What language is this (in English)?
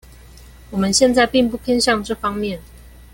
Chinese